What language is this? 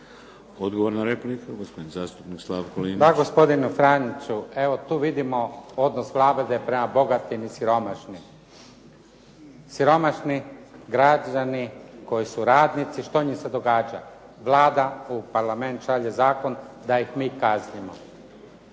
Croatian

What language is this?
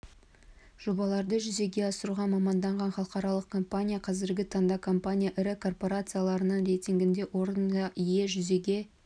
Kazakh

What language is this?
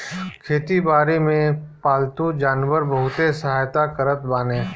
Bhojpuri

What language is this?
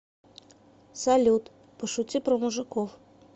Russian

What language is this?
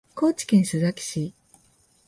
Japanese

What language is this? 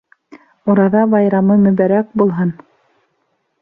Bashkir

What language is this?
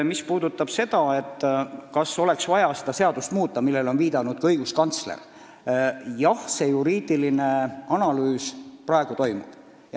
Estonian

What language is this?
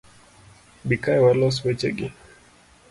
Luo (Kenya and Tanzania)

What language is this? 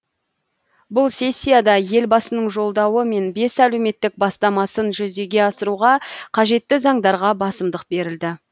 Kazakh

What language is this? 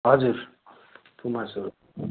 Nepali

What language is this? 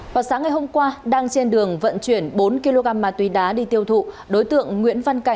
Vietnamese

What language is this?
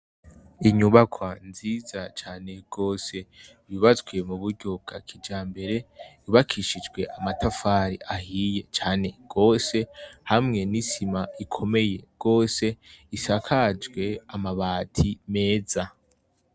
Rundi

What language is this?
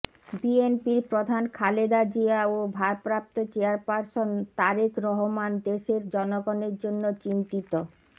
Bangla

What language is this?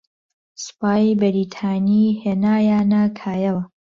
Central Kurdish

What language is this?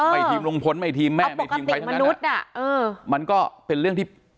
Thai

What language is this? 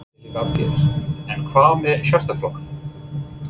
Icelandic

